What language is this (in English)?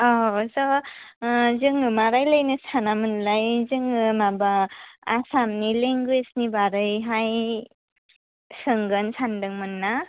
Bodo